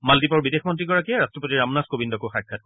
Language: Assamese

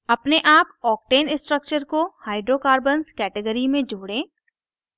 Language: Hindi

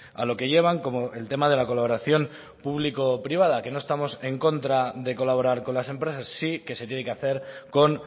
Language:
Spanish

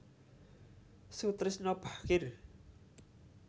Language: Javanese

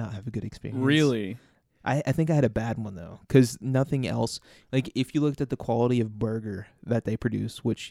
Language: English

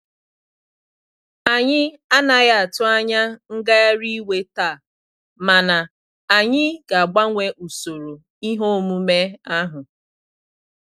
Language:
Igbo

